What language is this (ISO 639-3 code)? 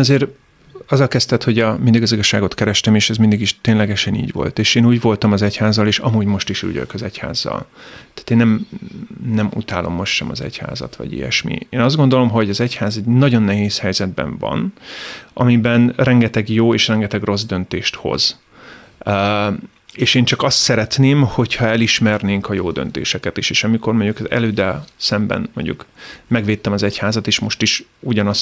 hun